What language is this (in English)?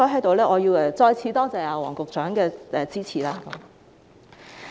Cantonese